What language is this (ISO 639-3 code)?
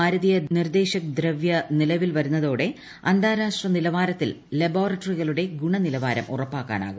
mal